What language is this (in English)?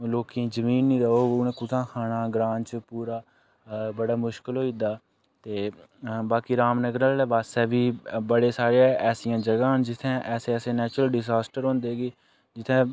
Dogri